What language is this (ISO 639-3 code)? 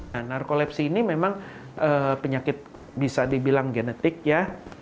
ind